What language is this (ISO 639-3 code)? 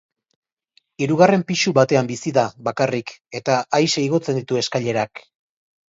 eus